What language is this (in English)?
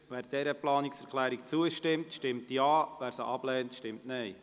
Swiss German